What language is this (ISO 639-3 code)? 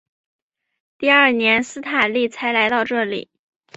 zho